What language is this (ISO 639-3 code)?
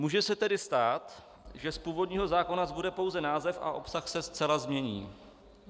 ces